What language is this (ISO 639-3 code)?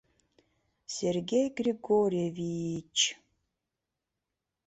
chm